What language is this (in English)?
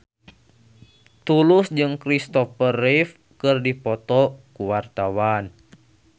Sundanese